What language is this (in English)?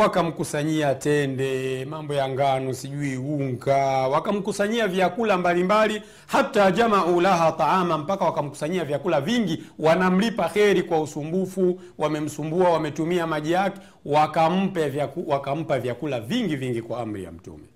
Swahili